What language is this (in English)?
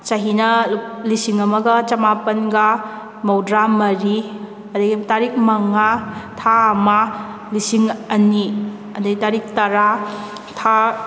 Manipuri